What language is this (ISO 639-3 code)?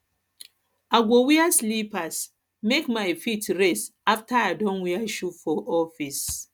pcm